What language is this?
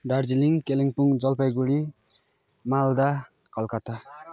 Nepali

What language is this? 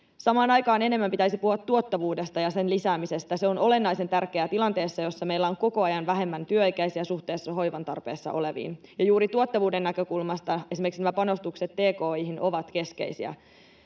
Finnish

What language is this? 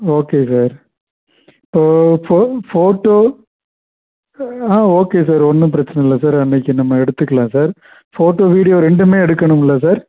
Tamil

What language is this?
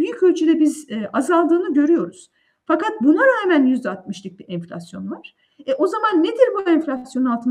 Turkish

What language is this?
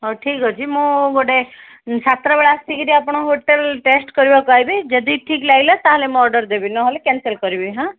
Odia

